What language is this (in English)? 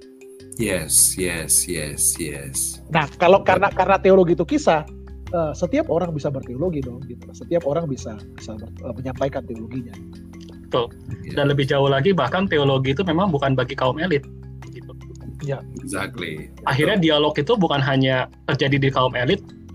Indonesian